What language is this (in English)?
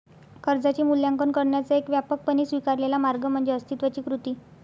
Marathi